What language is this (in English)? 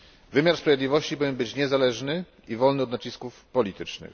Polish